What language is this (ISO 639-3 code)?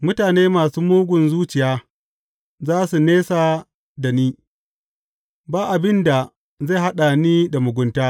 hau